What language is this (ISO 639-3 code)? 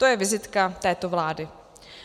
ces